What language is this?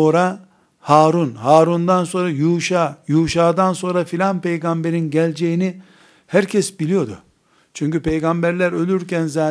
Turkish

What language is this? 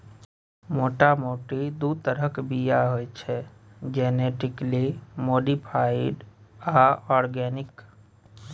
Maithili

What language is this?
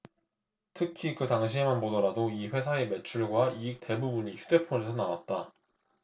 Korean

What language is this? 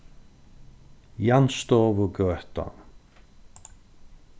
Faroese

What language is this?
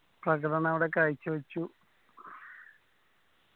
Malayalam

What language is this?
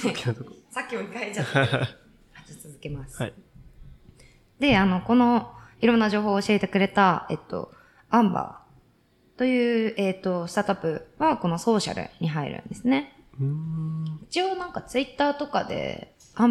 Japanese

